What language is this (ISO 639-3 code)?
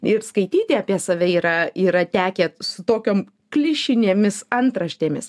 lit